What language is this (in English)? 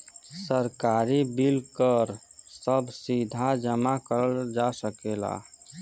Bhojpuri